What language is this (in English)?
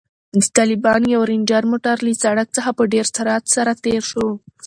Pashto